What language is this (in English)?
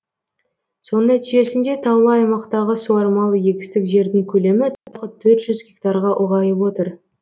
Kazakh